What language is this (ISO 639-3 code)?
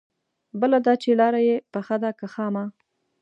pus